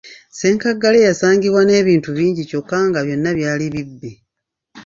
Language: Ganda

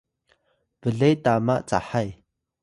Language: Atayal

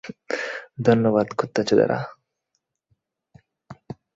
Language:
Bangla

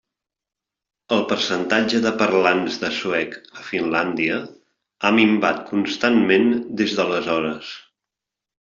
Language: Catalan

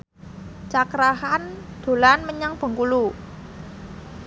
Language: Javanese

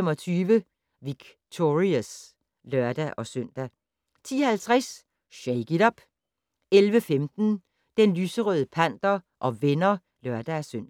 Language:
Danish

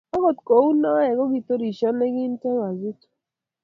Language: Kalenjin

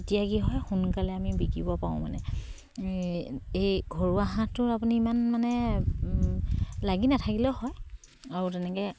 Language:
Assamese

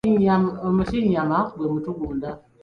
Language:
Ganda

